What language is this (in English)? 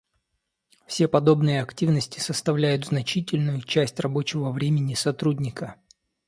Russian